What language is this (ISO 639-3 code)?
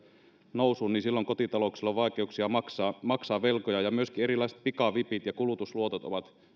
fin